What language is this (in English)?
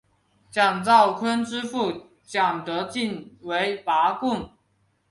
Chinese